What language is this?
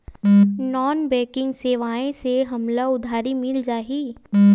Chhattisgarhi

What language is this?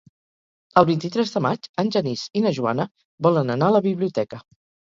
Catalan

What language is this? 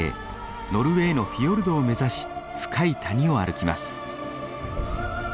Japanese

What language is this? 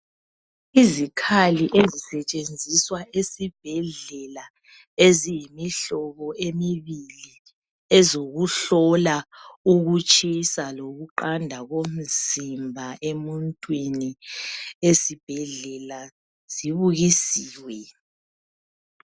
North Ndebele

